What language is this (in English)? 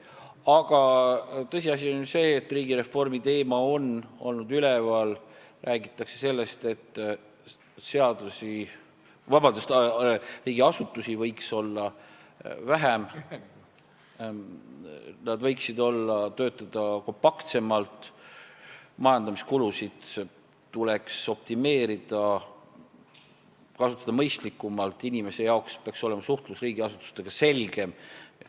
Estonian